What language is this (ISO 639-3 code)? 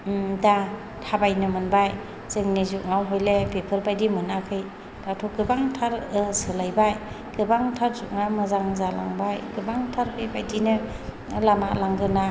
brx